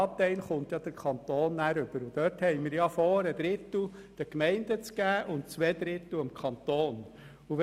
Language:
Swiss German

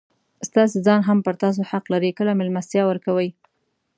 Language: Pashto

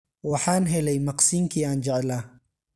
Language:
Somali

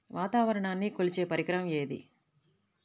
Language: Telugu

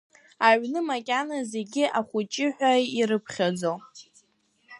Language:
Abkhazian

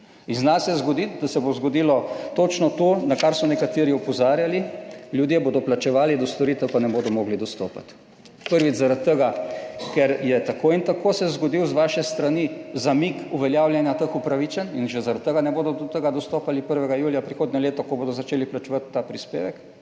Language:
Slovenian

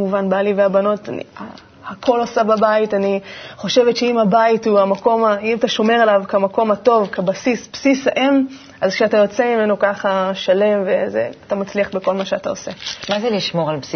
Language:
Hebrew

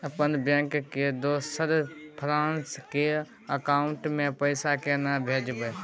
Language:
Maithili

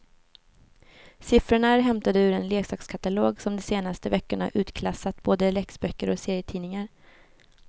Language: Swedish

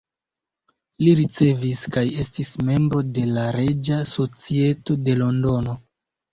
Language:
Esperanto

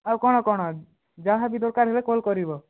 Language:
Odia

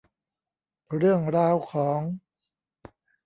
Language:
Thai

